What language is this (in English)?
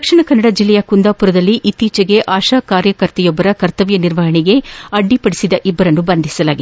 Kannada